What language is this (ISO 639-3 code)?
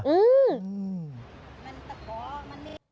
tha